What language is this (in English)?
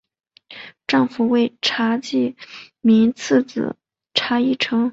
Chinese